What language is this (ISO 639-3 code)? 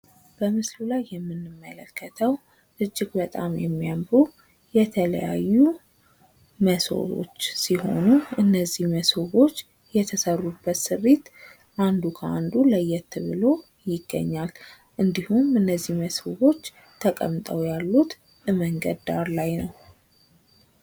amh